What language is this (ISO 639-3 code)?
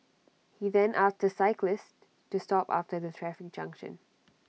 eng